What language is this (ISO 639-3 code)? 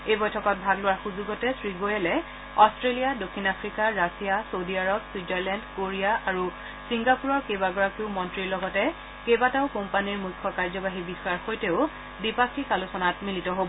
asm